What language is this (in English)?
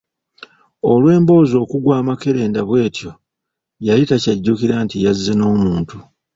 Ganda